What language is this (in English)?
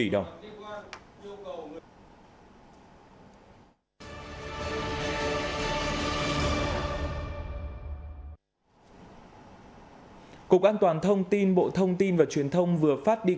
Vietnamese